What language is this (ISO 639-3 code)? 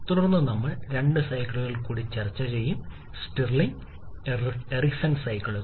mal